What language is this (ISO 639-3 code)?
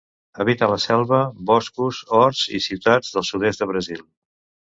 cat